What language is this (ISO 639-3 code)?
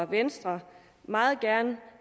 dan